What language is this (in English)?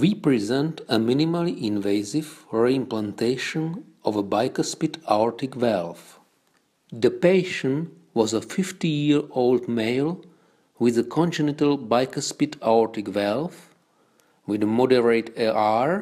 English